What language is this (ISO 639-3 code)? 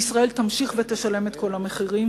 heb